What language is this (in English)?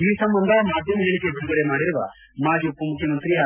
Kannada